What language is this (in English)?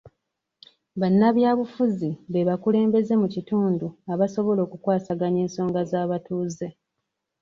Ganda